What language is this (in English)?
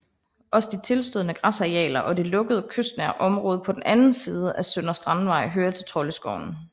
Danish